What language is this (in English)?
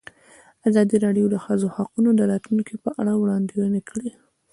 Pashto